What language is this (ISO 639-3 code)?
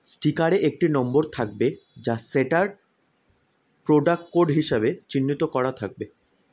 ben